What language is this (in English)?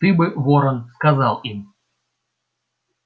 Russian